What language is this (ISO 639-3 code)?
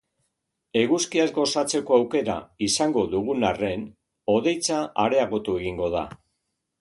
eus